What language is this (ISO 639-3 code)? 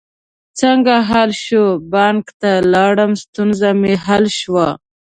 pus